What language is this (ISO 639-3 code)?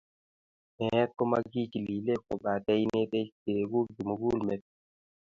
kln